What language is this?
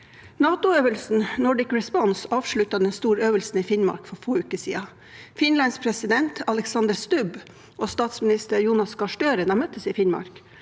Norwegian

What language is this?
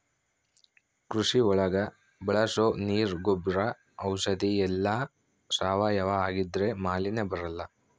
Kannada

